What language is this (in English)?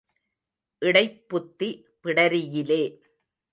Tamil